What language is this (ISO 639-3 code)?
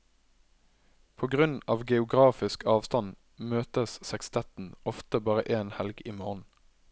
nor